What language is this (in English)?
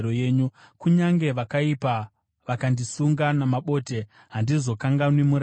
Shona